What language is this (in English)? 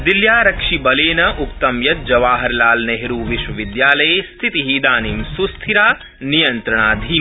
Sanskrit